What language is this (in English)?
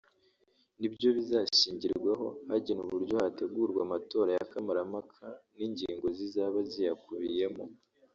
Kinyarwanda